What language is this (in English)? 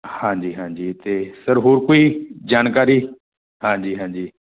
Punjabi